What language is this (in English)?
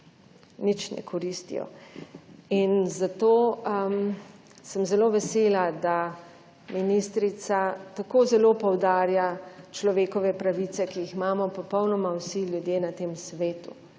Slovenian